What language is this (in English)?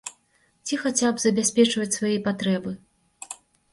Belarusian